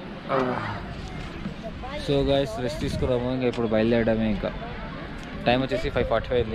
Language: Hindi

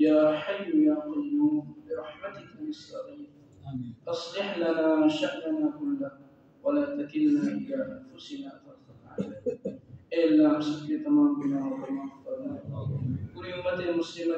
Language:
Arabic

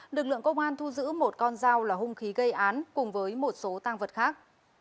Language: Vietnamese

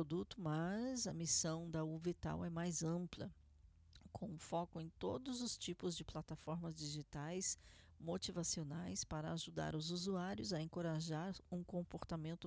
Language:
Portuguese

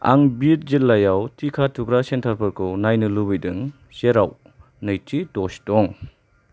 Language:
Bodo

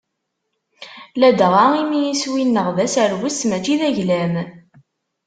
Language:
Kabyle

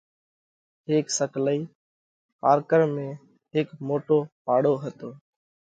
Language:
Parkari Koli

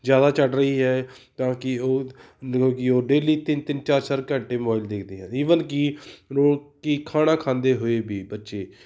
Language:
Punjabi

